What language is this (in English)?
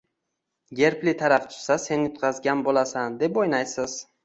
Uzbek